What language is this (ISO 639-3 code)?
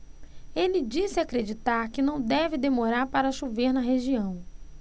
por